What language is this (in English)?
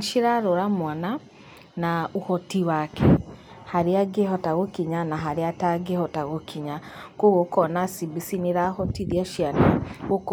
Kikuyu